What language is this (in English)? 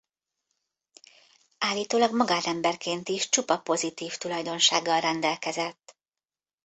Hungarian